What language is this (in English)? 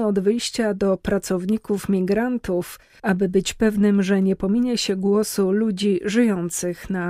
Polish